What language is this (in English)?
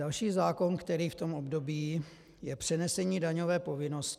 Czech